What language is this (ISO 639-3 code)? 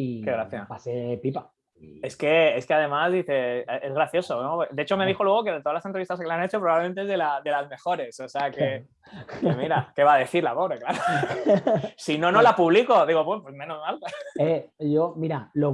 spa